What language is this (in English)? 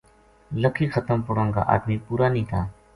Gujari